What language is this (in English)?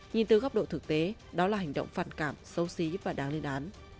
Vietnamese